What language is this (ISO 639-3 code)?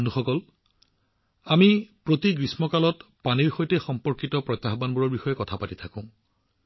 asm